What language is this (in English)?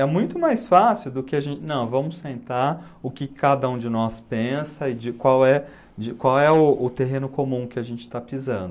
Portuguese